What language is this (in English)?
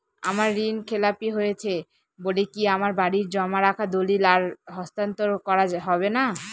Bangla